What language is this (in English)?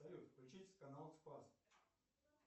Russian